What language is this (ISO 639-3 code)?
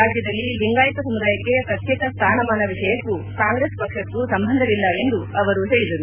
kan